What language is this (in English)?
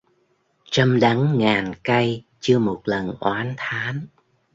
Vietnamese